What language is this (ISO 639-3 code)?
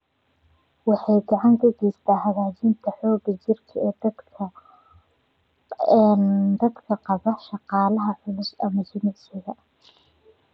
som